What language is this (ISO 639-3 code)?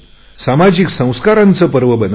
mar